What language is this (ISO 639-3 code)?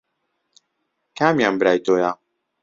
ckb